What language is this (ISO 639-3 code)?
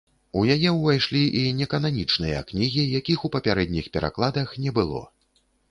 bel